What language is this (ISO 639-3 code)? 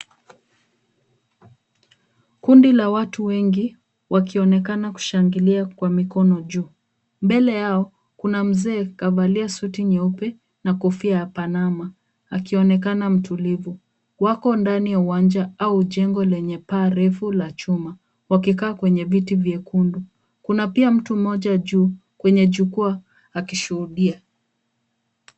swa